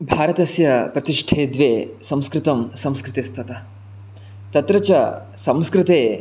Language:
Sanskrit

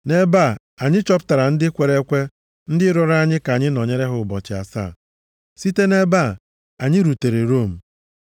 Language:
Igbo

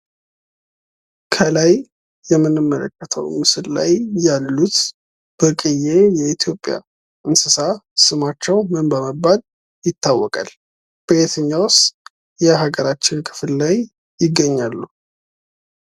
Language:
Amharic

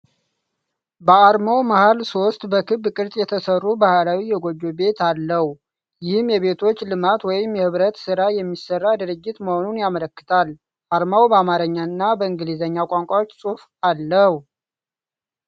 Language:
Amharic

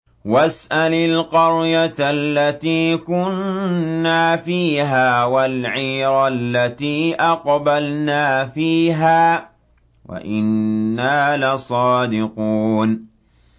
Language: Arabic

